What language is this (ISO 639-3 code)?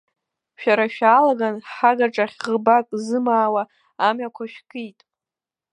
abk